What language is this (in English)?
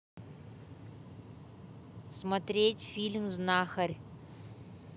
Russian